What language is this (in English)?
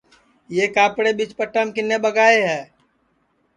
Sansi